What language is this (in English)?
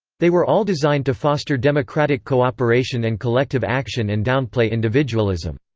English